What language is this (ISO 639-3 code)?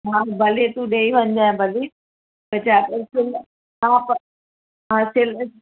snd